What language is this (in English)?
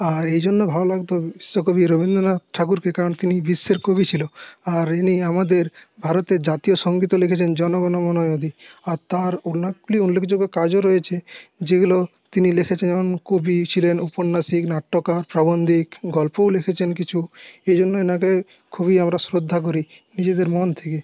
Bangla